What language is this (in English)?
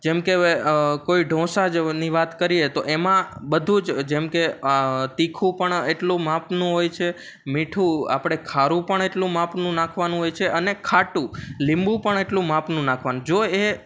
Gujarati